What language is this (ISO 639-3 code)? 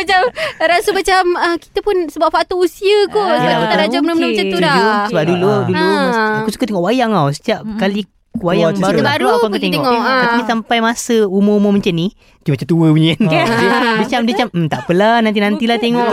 msa